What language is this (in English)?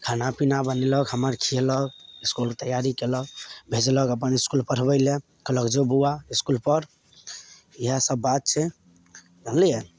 Maithili